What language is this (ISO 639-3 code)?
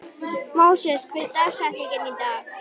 isl